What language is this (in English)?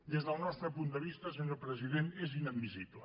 Catalan